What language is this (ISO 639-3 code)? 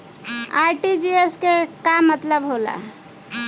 bho